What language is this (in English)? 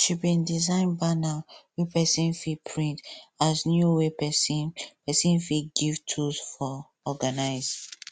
Nigerian Pidgin